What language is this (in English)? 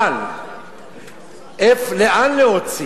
Hebrew